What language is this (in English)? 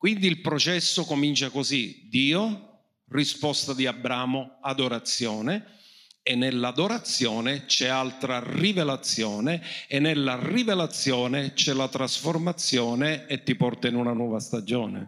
Italian